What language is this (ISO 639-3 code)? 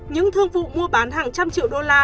vie